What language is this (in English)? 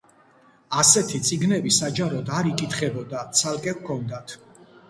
Georgian